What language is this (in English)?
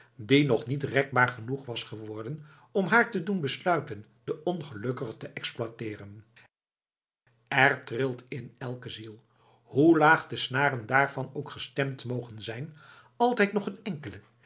Dutch